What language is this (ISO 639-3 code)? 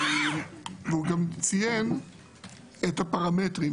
heb